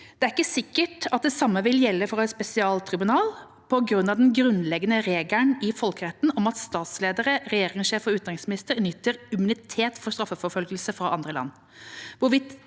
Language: Norwegian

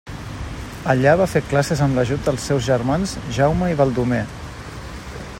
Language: Catalan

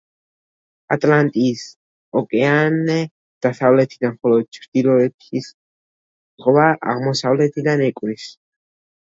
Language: Georgian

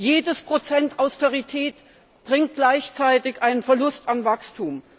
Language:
German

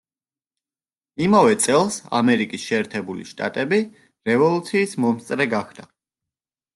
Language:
Georgian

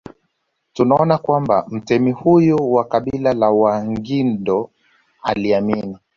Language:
Swahili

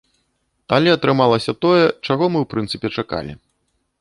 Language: Belarusian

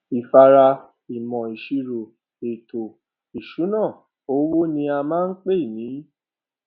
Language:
Yoruba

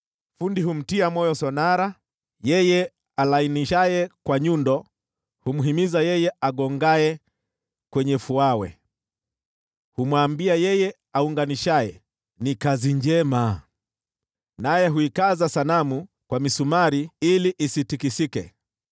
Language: Swahili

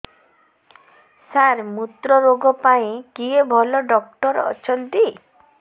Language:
Odia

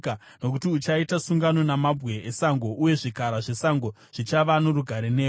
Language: Shona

